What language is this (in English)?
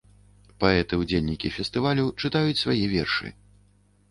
Belarusian